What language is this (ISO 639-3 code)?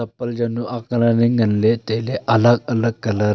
nnp